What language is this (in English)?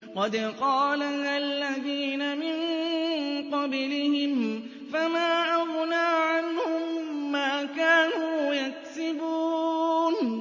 Arabic